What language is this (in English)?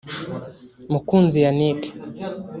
Kinyarwanda